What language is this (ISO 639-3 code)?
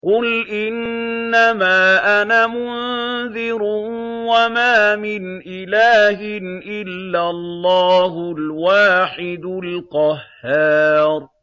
ara